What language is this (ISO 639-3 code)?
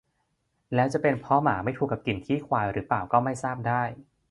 tha